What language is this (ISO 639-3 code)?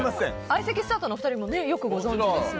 jpn